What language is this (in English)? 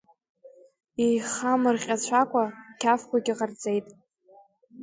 Abkhazian